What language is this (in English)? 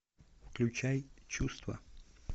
Russian